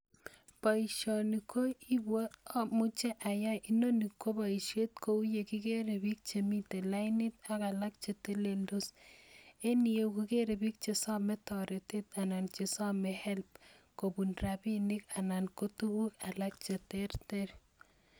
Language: Kalenjin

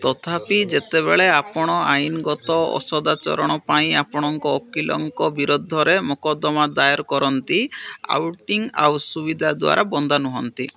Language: Odia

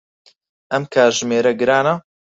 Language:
Central Kurdish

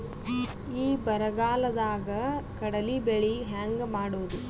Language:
Kannada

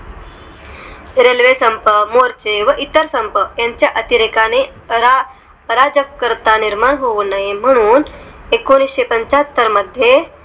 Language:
Marathi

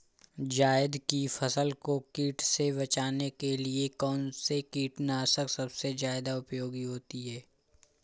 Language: Hindi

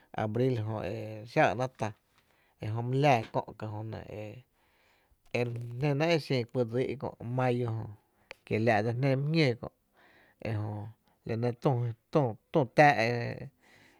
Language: Tepinapa Chinantec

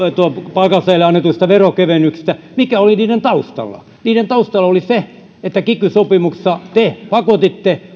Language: Finnish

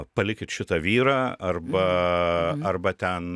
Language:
Lithuanian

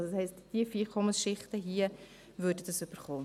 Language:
Swiss German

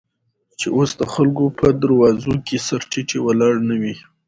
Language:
Pashto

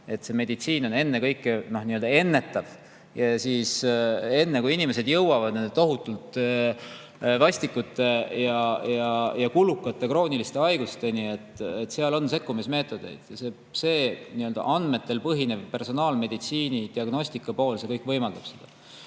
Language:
Estonian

